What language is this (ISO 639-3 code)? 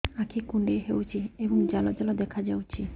ori